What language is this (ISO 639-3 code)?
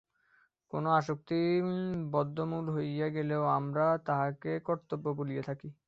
ben